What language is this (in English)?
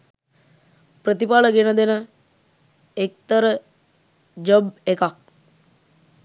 Sinhala